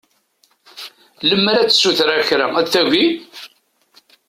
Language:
Kabyle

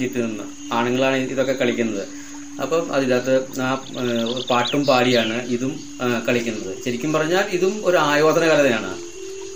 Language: Malayalam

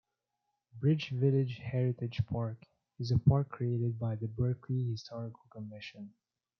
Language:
English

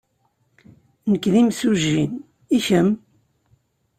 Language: Kabyle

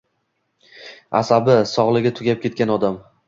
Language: Uzbek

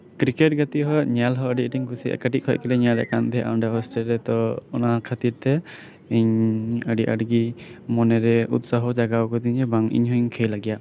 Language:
Santali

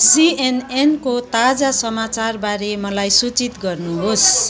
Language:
Nepali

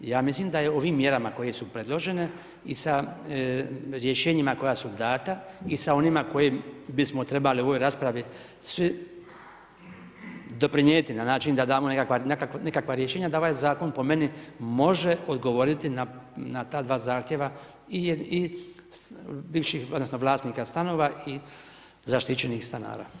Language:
Croatian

